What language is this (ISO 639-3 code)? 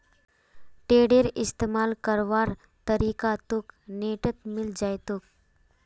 mag